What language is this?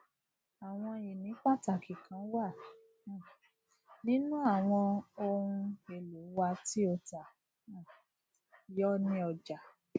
Yoruba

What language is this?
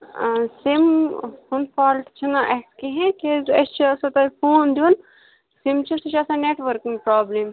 Kashmiri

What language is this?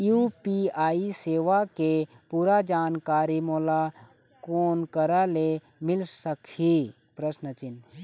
Chhattisgarhi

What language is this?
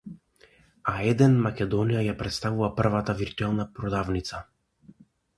Macedonian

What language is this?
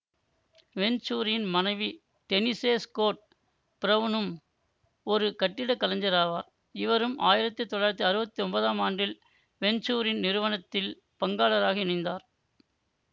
Tamil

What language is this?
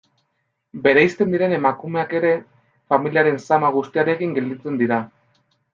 Basque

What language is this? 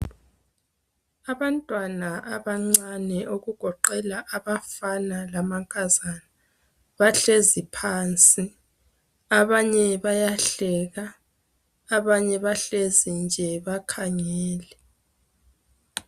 North Ndebele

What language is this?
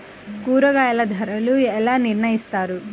Telugu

